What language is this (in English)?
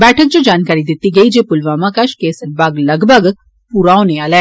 Dogri